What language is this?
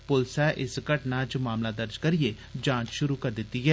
Dogri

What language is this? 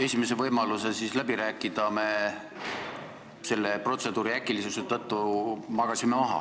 Estonian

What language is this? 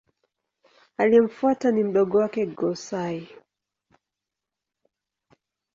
Swahili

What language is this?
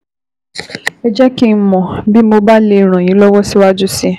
Yoruba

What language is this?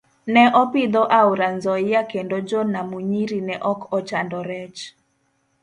Luo (Kenya and Tanzania)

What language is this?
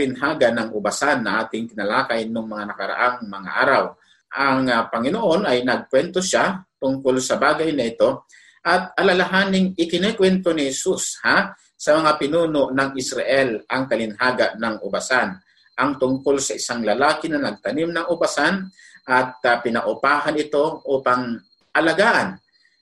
Filipino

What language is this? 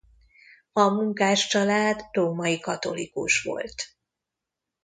Hungarian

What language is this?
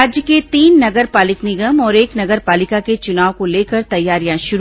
Hindi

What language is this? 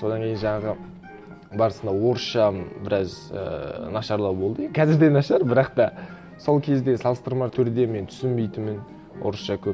Kazakh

